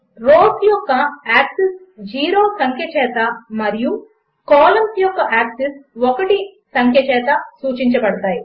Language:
Telugu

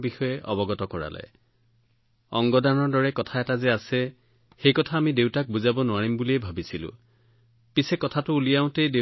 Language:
Assamese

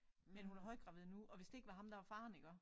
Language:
Danish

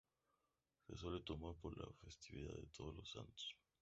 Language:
Spanish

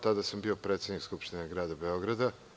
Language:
Serbian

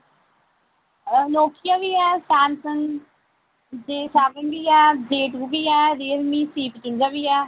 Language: Dogri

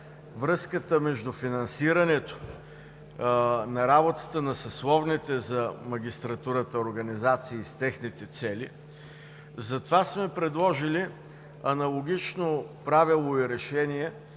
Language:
Bulgarian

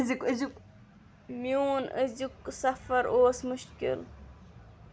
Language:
Kashmiri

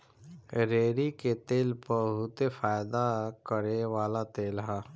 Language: Bhojpuri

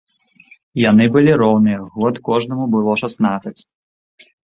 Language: Belarusian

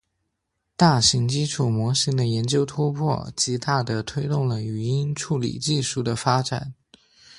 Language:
Chinese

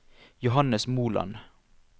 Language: Norwegian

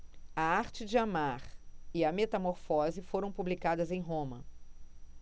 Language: Portuguese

